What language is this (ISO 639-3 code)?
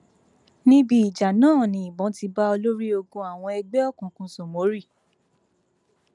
yor